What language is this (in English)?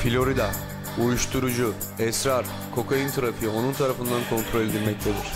Turkish